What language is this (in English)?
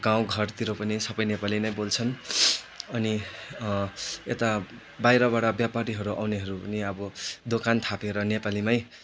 Nepali